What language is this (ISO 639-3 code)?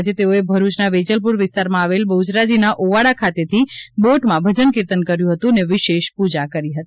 guj